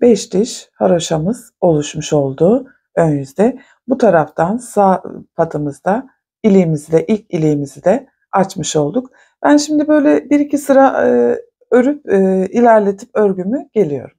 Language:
Turkish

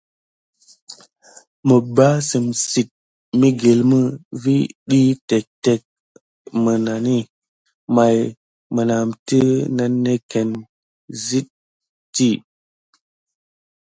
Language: Gidar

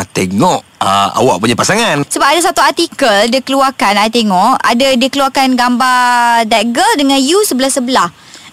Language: Malay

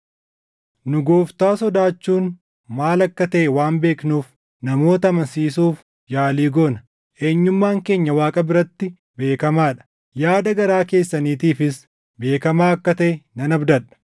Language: Oromo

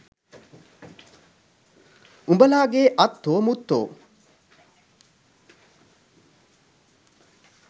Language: Sinhala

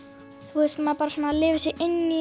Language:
Icelandic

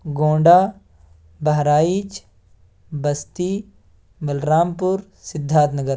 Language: Urdu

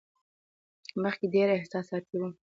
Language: Pashto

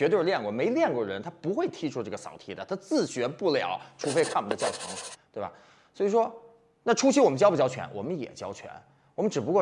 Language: Chinese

